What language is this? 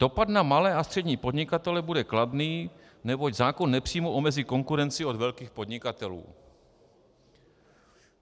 Czech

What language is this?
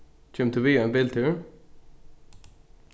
Faroese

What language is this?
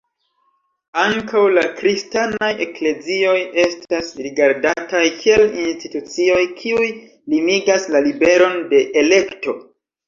Esperanto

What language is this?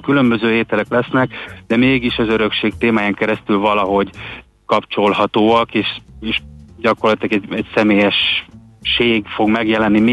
Hungarian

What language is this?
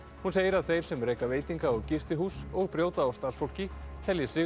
Icelandic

